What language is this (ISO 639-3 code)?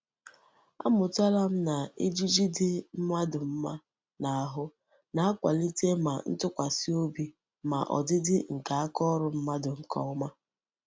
ibo